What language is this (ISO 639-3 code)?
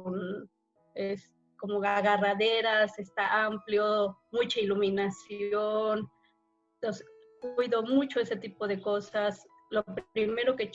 spa